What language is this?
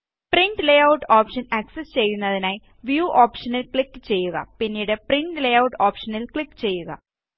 Malayalam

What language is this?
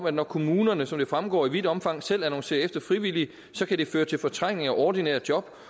Danish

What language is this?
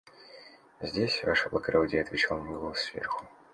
Russian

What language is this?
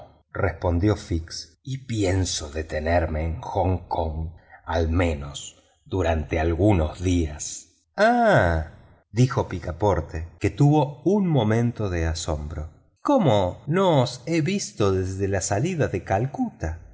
Spanish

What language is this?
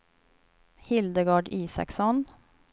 Swedish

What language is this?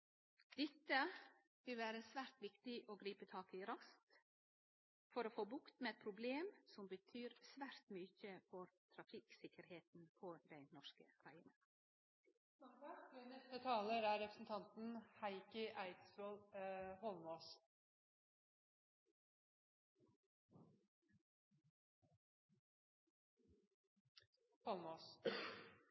Norwegian Nynorsk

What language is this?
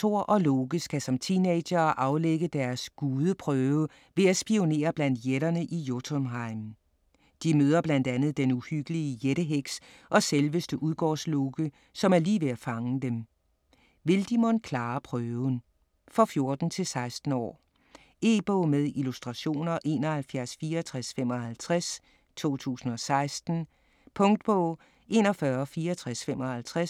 Danish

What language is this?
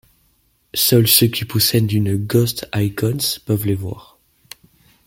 French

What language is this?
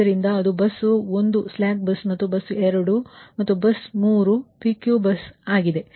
Kannada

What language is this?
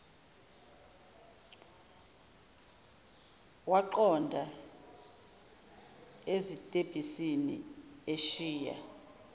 Zulu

